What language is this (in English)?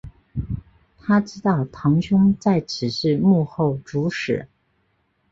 Chinese